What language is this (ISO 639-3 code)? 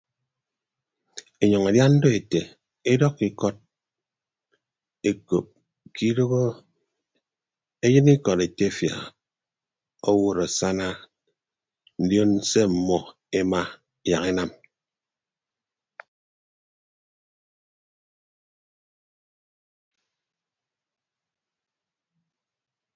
ibb